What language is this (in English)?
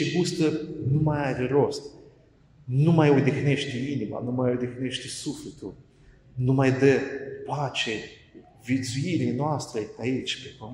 Romanian